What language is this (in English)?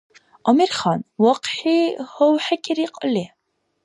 Dargwa